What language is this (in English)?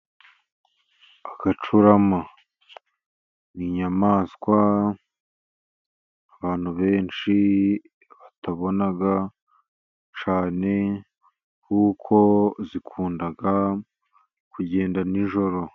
Kinyarwanda